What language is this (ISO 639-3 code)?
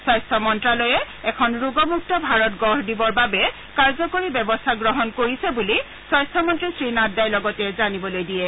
asm